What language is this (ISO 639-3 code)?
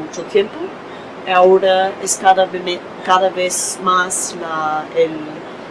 spa